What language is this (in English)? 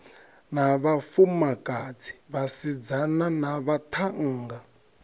Venda